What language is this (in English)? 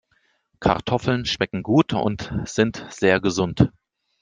German